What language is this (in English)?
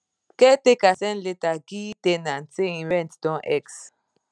Nigerian Pidgin